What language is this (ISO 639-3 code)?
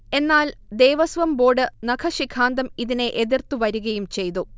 mal